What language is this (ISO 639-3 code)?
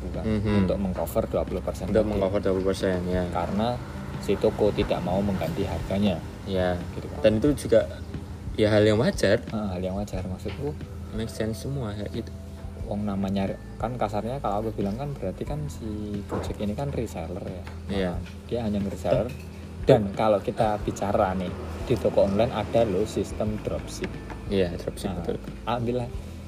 ind